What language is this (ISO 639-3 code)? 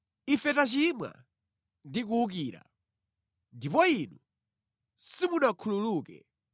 nya